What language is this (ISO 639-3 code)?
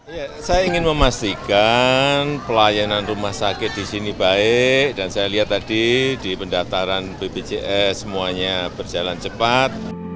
ind